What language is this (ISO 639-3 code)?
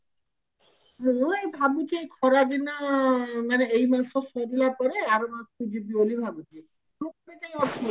ori